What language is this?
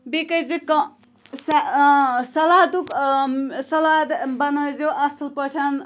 Kashmiri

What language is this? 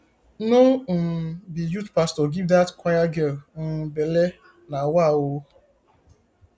Nigerian Pidgin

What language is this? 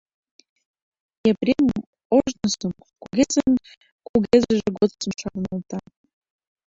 Mari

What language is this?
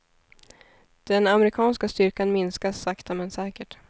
Swedish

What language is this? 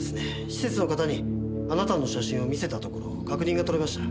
Japanese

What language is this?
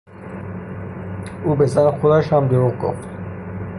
Persian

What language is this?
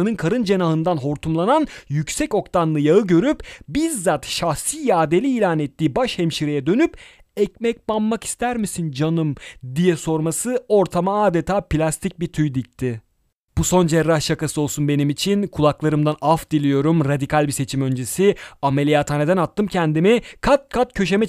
Turkish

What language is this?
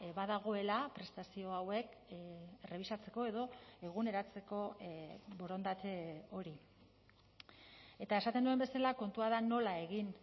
Basque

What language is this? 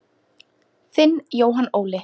Icelandic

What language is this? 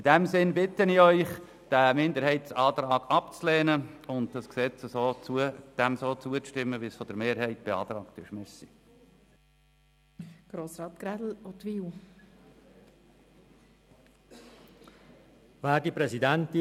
Swiss German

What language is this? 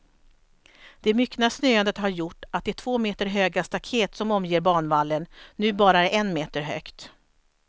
Swedish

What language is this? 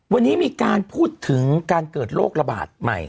Thai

